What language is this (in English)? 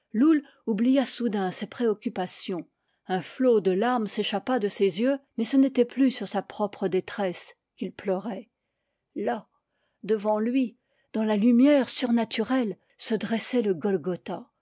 French